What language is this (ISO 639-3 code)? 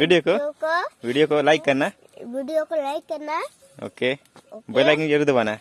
hin